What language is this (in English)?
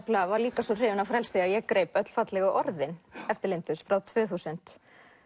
Icelandic